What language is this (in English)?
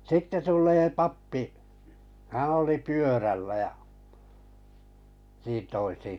Finnish